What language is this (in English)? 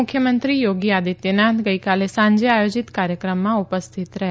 Gujarati